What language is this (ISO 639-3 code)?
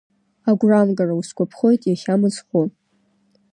abk